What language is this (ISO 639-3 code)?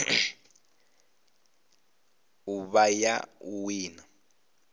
ven